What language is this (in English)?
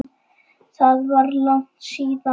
Icelandic